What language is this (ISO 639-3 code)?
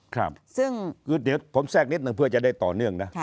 tha